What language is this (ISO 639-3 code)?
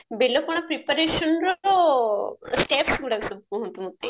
ori